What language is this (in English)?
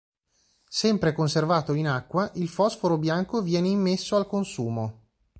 Italian